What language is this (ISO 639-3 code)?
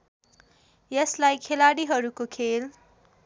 nep